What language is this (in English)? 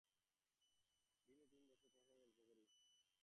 Bangla